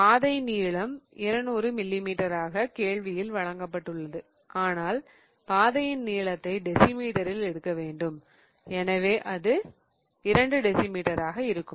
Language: Tamil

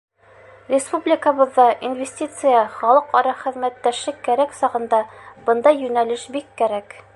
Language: Bashkir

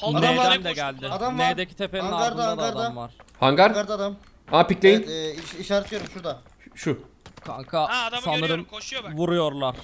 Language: Turkish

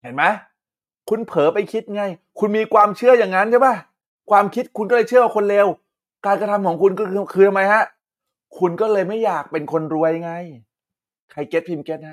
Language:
Thai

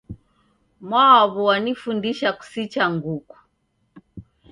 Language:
Taita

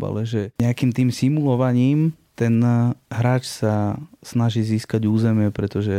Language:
Slovak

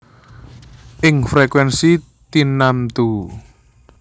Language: Javanese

